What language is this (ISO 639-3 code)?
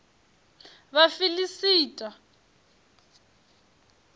ven